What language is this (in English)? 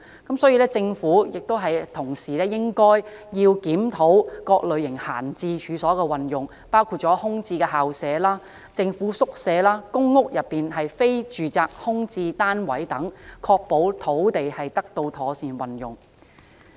Cantonese